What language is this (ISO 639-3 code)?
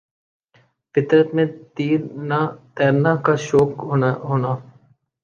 urd